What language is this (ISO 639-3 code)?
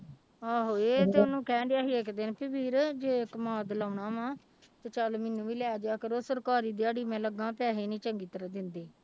pan